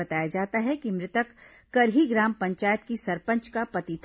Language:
Hindi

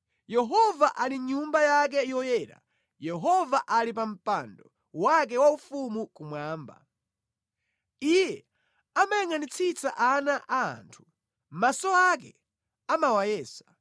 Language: Nyanja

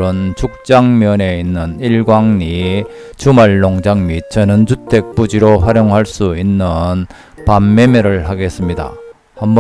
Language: Korean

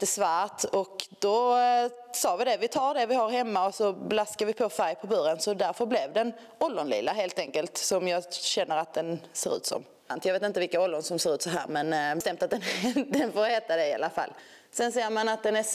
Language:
Swedish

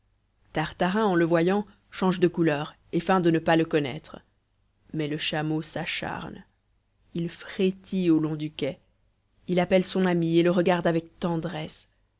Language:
French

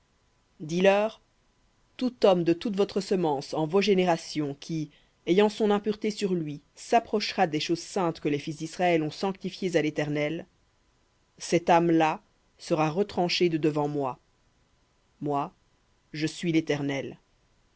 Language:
French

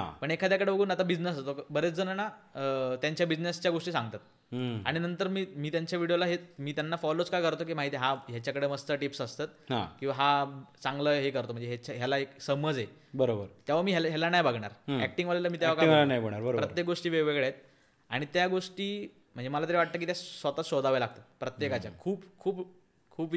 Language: Marathi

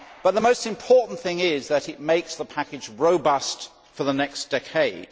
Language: English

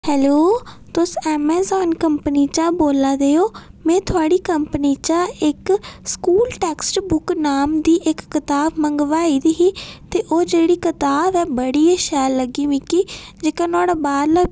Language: Dogri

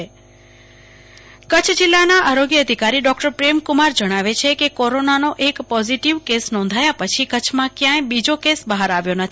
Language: Gujarati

